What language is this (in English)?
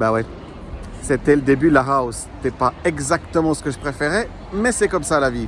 French